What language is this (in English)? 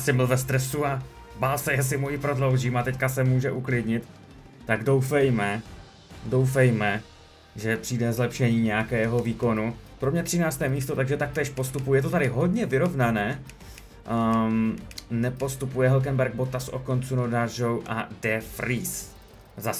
Czech